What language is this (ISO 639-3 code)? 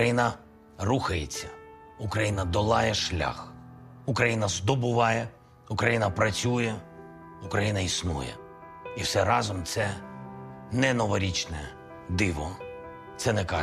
ukr